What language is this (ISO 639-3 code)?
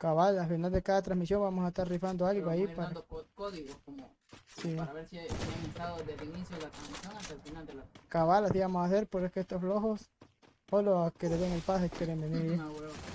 spa